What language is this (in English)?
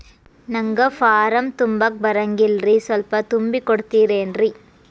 Kannada